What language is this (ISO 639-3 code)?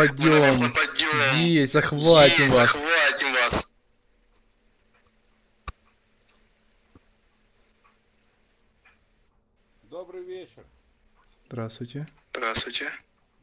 rus